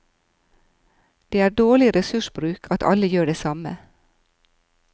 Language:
Norwegian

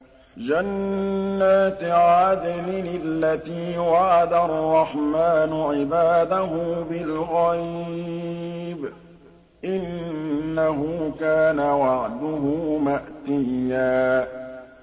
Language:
Arabic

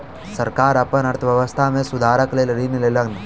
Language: Maithili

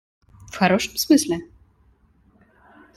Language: Russian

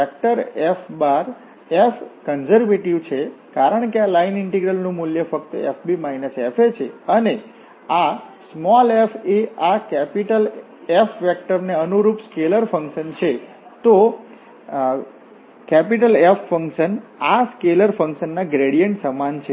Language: Gujarati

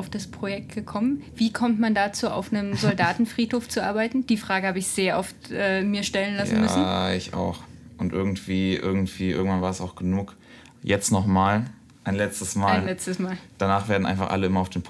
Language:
German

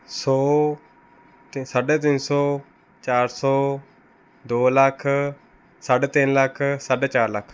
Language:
Punjabi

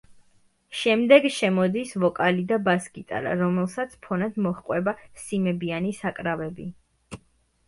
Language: Georgian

